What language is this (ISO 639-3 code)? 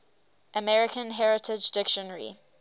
eng